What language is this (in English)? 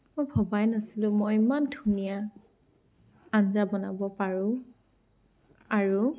Assamese